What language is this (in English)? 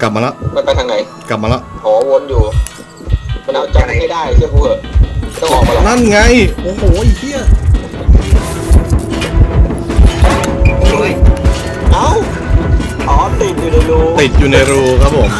Thai